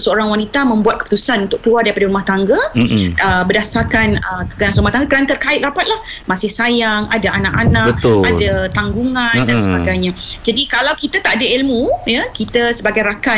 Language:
Malay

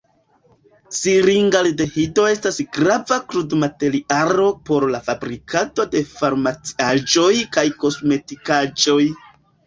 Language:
Esperanto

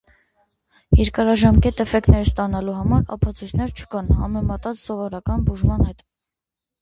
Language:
Armenian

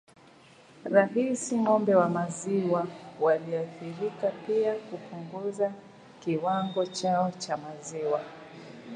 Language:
Swahili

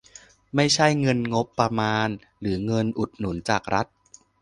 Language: Thai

